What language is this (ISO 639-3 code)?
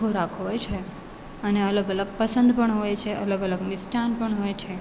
guj